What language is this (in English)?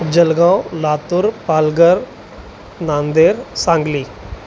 Sindhi